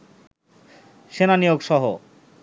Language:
Bangla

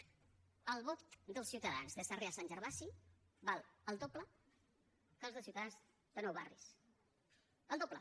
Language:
Catalan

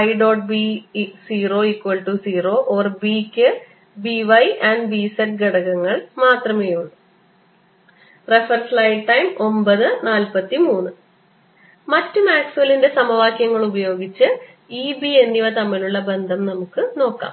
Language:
Malayalam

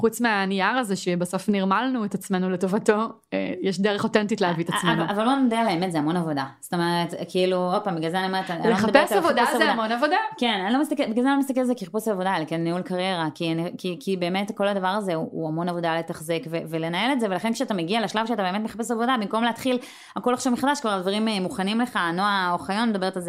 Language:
Hebrew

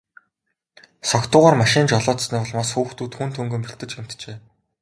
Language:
Mongolian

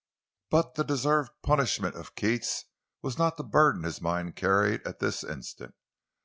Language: English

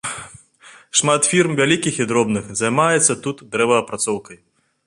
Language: Belarusian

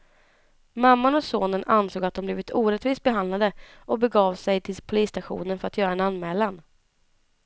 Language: Swedish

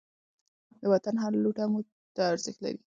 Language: Pashto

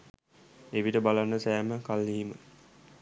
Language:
Sinhala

